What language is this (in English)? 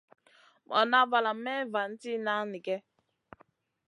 Masana